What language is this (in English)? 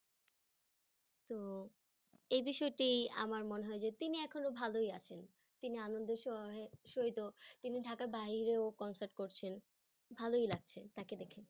Bangla